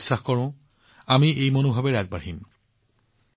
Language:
Assamese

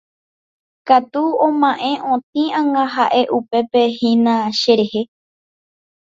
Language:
Guarani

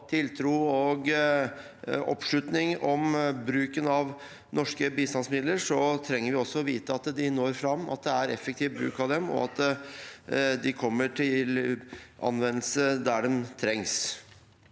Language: Norwegian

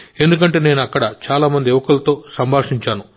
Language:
Telugu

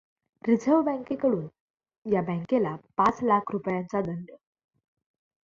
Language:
Marathi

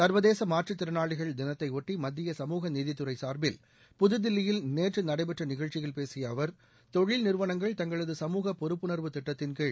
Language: Tamil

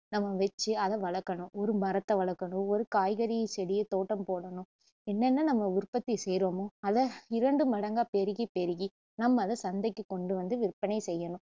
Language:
Tamil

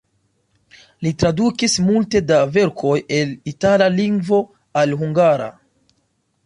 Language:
Esperanto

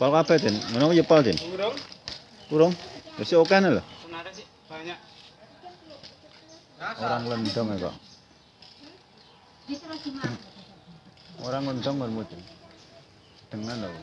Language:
Indonesian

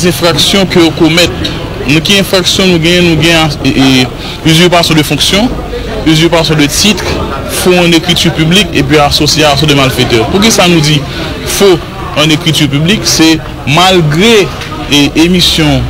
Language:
French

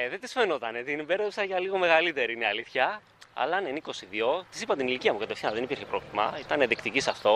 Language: Greek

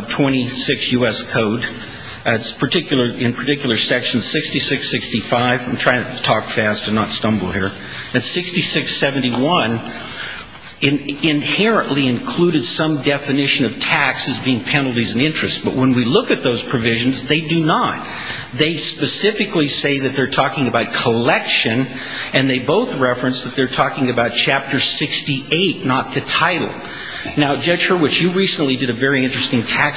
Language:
English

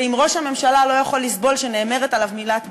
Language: Hebrew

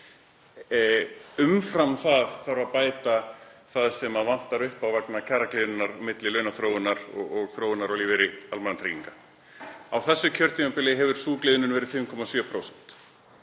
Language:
Icelandic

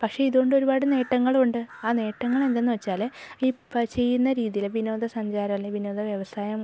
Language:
Malayalam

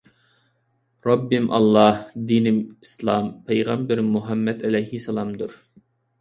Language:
Uyghur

